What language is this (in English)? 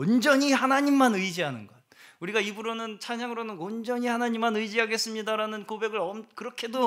Korean